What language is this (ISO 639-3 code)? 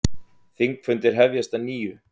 isl